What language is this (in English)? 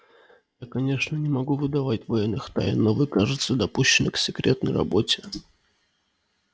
Russian